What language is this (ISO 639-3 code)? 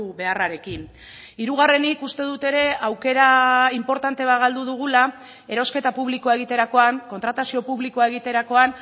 eus